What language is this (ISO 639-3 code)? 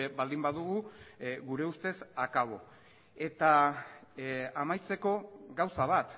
eus